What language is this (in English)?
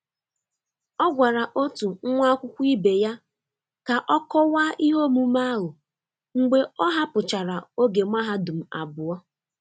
Igbo